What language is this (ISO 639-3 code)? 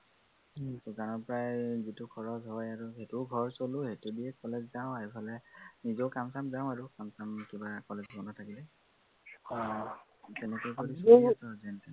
asm